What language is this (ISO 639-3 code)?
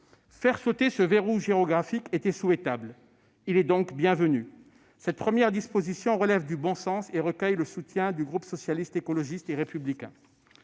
fra